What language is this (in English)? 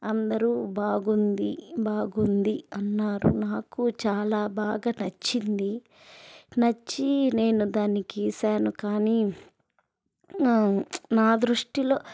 Telugu